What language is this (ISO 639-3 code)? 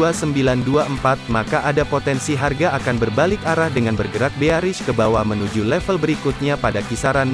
ind